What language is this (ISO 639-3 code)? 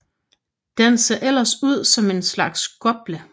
dan